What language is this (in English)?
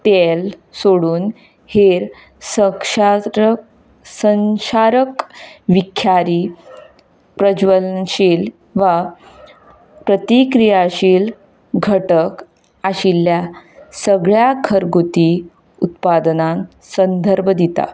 Konkani